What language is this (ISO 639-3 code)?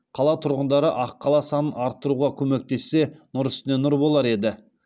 kaz